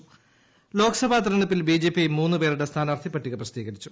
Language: Malayalam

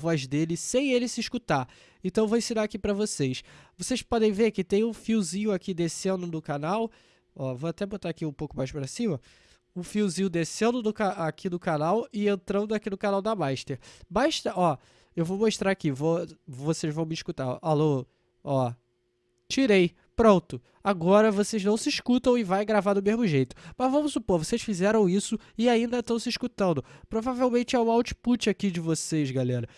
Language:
Portuguese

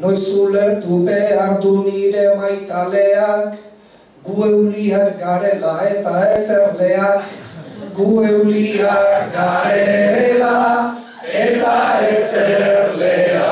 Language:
Greek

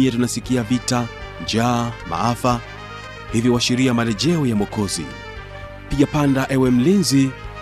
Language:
Swahili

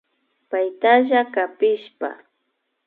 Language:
Imbabura Highland Quichua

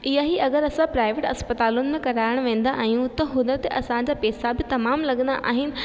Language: Sindhi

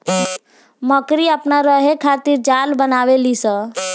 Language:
Bhojpuri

